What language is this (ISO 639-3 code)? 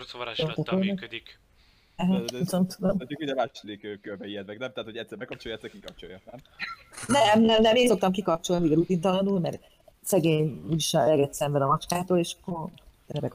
hun